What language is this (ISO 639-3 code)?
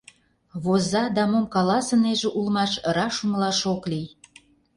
chm